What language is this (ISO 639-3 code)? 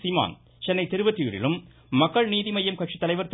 tam